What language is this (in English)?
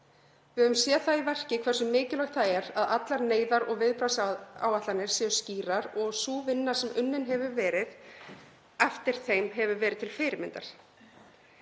Icelandic